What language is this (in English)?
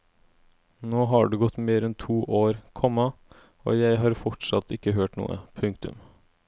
Norwegian